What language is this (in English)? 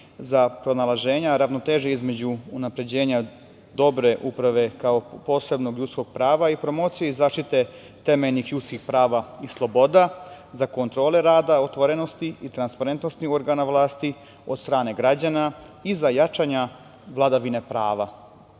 Serbian